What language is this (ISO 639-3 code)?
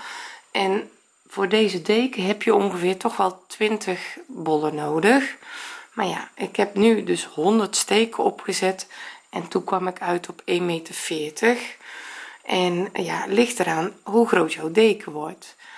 nld